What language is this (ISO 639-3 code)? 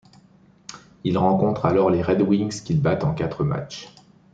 fra